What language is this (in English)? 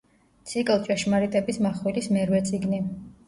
Georgian